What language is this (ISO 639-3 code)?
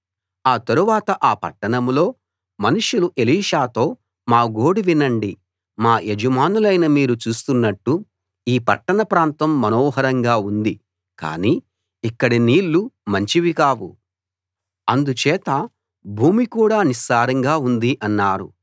tel